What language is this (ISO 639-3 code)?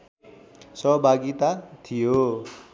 nep